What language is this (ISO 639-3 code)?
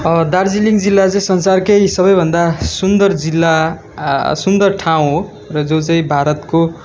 nep